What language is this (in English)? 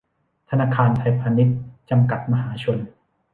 Thai